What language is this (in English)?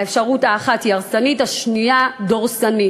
Hebrew